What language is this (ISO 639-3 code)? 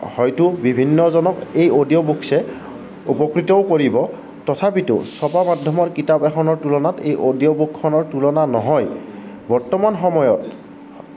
asm